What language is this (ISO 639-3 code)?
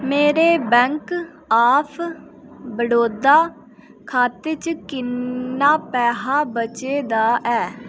doi